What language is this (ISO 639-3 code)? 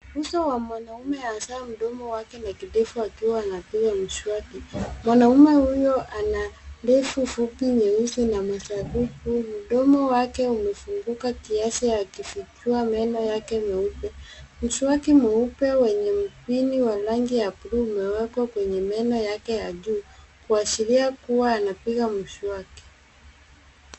swa